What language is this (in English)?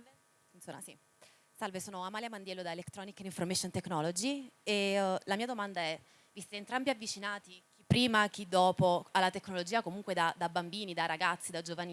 Italian